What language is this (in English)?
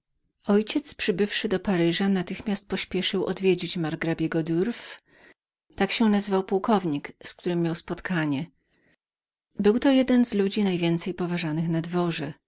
Polish